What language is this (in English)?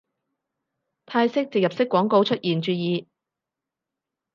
Cantonese